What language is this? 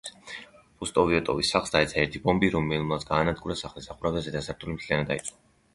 Georgian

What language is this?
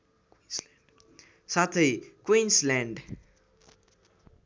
Nepali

